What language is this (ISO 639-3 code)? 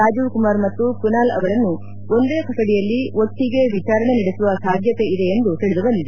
kan